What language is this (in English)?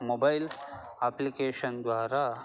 Sanskrit